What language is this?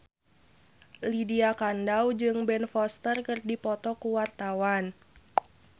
Sundanese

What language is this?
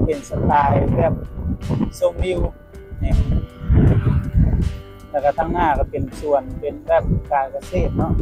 Thai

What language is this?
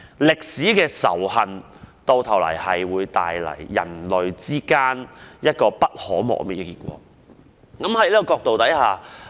Cantonese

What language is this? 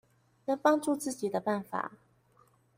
Chinese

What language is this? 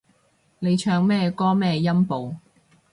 Cantonese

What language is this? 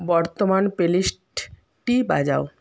Bangla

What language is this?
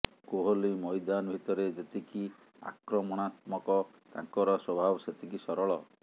Odia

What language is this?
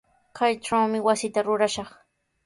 Sihuas Ancash Quechua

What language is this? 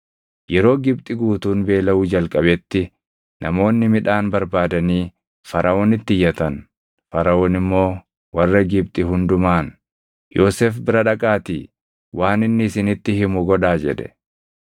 Oromo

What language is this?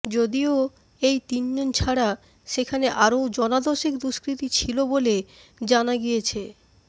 Bangla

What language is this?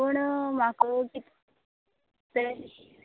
Konkani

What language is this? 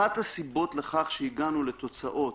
Hebrew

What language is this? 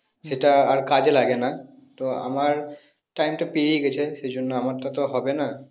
Bangla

